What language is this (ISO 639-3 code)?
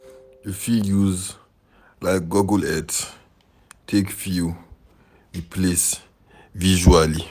pcm